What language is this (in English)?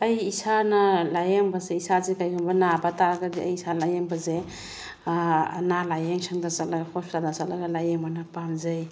Manipuri